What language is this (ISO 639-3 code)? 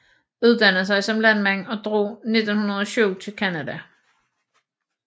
dan